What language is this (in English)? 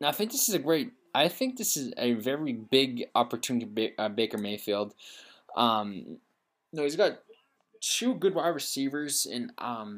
English